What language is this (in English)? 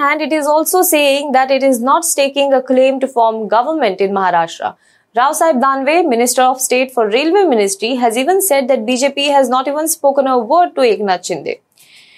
English